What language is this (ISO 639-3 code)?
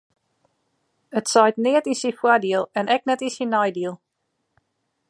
fry